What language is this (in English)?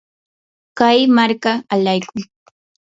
Yanahuanca Pasco Quechua